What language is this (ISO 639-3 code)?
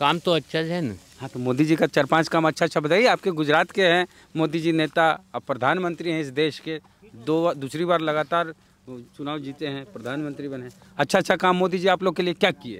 hin